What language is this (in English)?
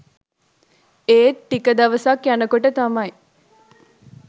Sinhala